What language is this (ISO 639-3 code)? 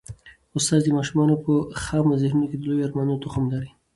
pus